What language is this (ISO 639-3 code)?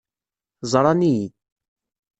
kab